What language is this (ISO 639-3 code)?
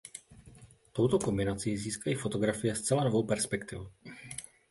ces